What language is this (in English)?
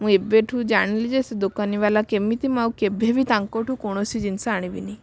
Odia